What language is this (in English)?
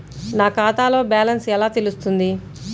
Telugu